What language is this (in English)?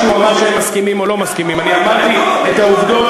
Hebrew